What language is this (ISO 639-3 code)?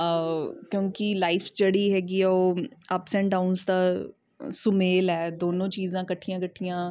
pan